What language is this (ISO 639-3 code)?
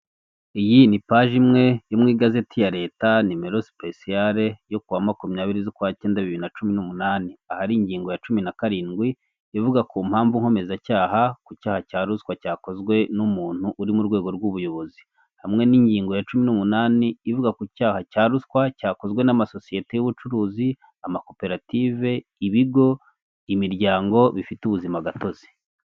kin